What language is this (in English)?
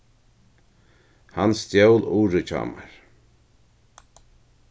Faroese